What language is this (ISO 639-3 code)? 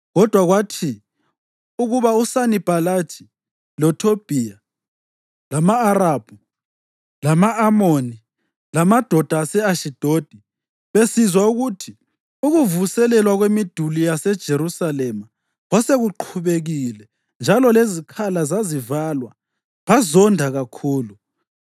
nde